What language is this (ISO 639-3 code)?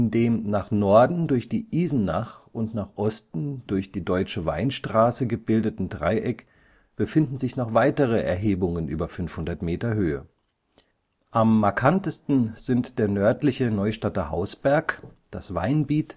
deu